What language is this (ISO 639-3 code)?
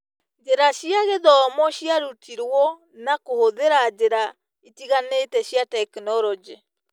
kik